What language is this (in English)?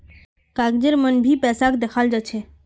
Magahi